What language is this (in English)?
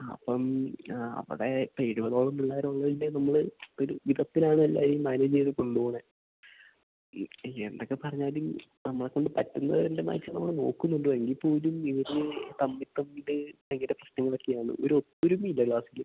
Malayalam